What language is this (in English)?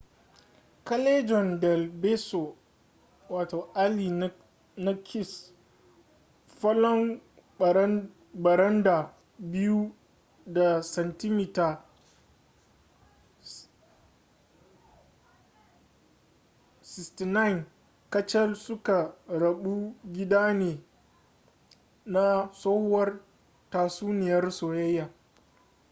Hausa